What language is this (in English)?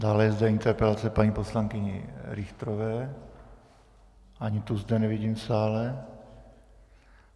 Czech